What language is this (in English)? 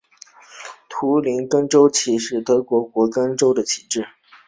Chinese